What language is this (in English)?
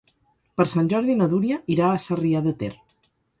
Catalan